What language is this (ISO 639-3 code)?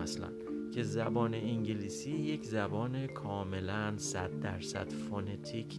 fas